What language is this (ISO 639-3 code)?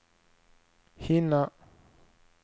swe